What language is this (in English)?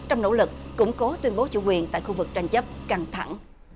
Vietnamese